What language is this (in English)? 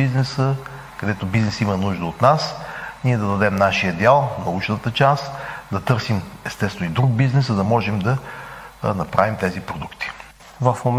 Bulgarian